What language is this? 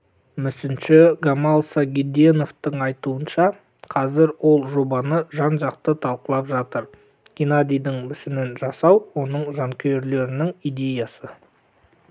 Kazakh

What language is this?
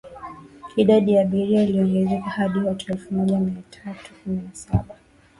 Swahili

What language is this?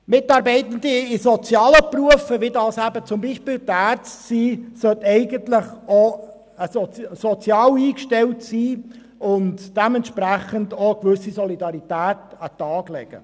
Swiss German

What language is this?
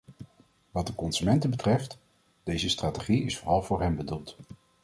Dutch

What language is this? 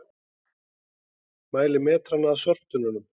Icelandic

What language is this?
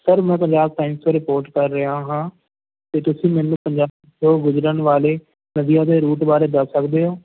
Punjabi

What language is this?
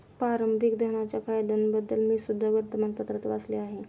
Marathi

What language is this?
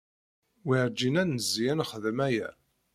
Kabyle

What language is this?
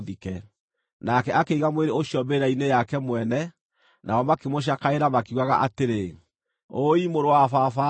Kikuyu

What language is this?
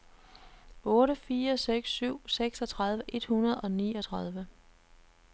Danish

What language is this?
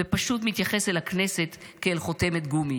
Hebrew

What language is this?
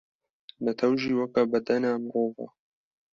Kurdish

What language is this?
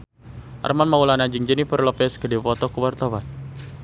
Sundanese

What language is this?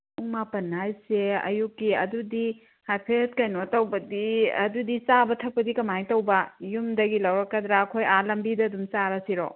Manipuri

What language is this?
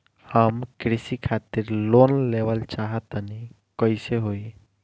Bhojpuri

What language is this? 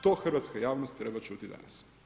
Croatian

